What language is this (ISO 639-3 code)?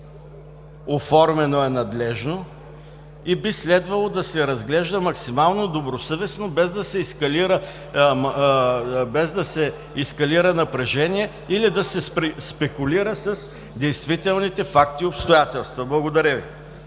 bul